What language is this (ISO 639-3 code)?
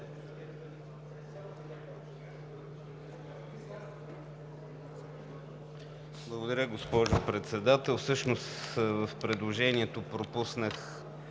bul